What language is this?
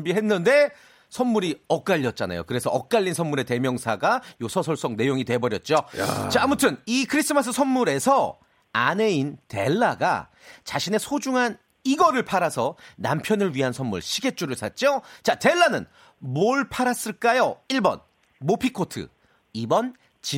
Korean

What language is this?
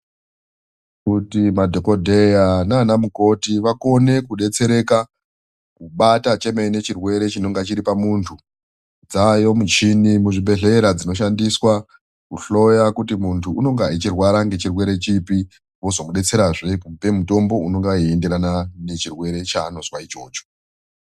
Ndau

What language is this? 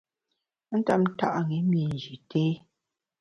Bamun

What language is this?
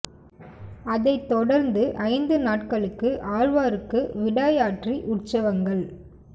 Tamil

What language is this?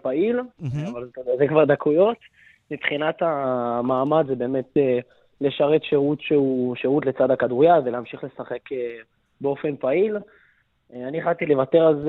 Hebrew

